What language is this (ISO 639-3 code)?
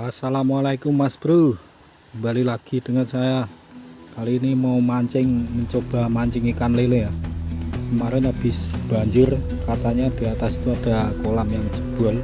ind